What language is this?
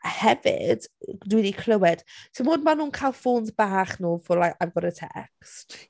Welsh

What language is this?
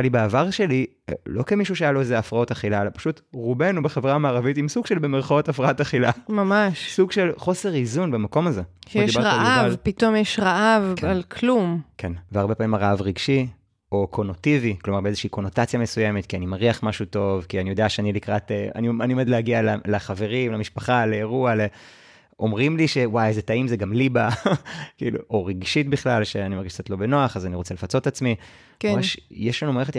Hebrew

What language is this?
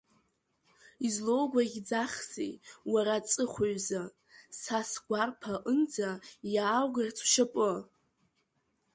Abkhazian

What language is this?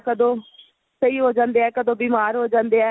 Punjabi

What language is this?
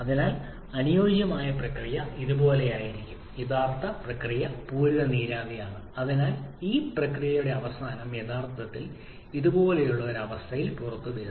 Malayalam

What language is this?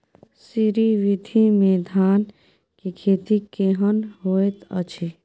Maithili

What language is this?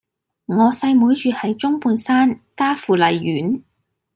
Cantonese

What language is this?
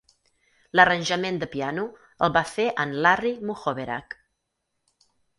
Catalan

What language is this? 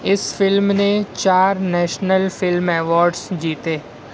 Urdu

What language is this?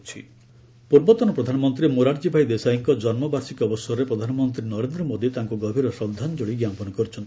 Odia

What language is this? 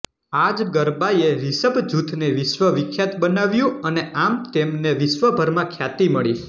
Gujarati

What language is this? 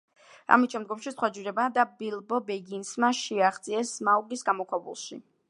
Georgian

